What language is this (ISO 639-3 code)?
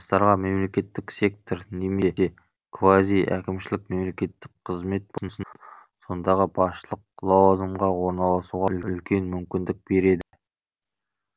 kaz